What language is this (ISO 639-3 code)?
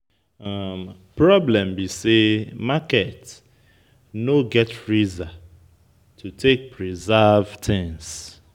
pcm